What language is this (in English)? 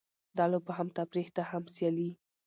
Pashto